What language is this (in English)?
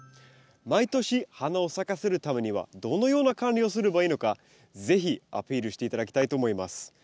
Japanese